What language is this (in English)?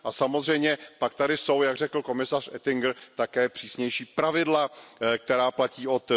Czech